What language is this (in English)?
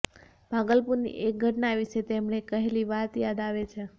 Gujarati